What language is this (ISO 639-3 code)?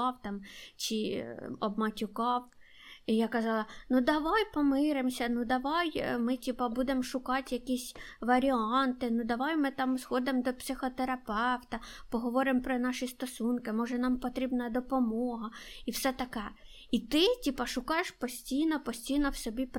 ukr